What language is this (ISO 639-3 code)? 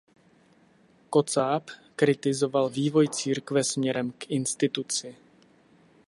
ces